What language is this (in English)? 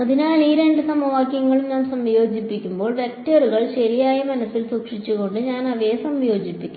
Malayalam